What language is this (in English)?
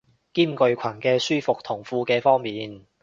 Cantonese